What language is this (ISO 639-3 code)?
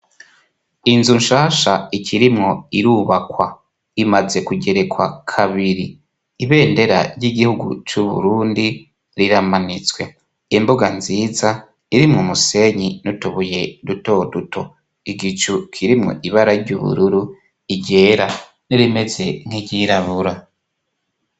run